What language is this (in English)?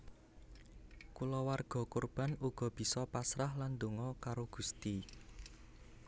Javanese